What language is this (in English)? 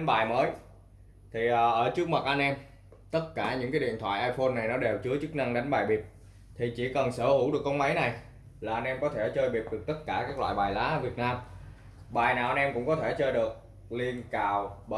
Vietnamese